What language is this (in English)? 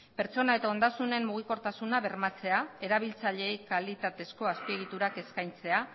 Basque